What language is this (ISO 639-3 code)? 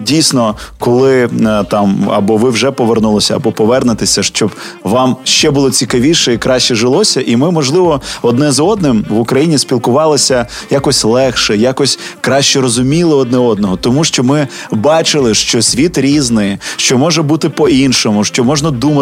ukr